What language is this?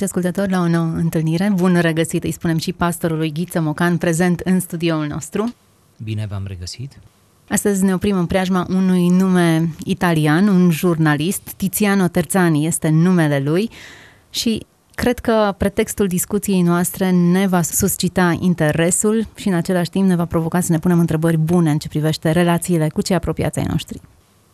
Romanian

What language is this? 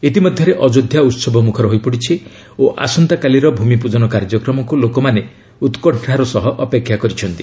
Odia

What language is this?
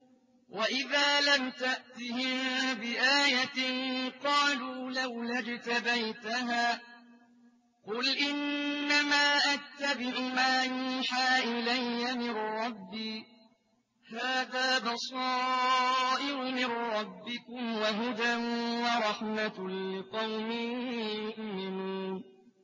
Arabic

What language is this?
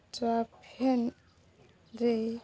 Odia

